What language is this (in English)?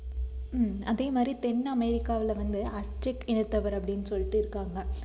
Tamil